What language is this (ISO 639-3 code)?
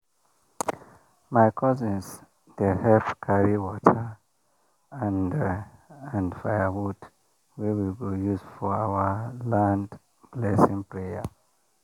pcm